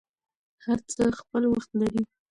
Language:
Pashto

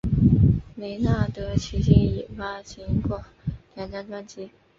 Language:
Chinese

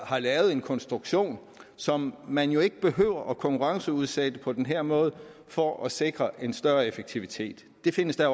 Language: Danish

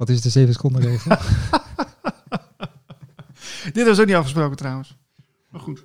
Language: Dutch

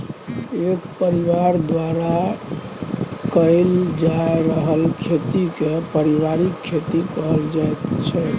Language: Maithili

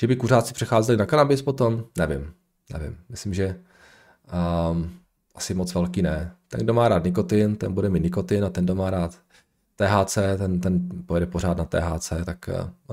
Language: Czech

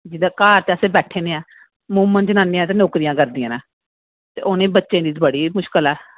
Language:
Dogri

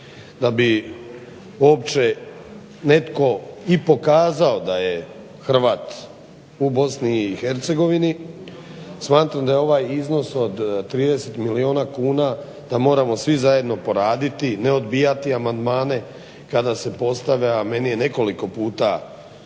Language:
Croatian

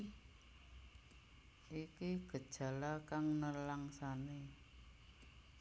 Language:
Javanese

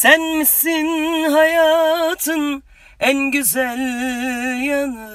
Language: Turkish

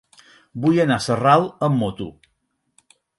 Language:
Catalan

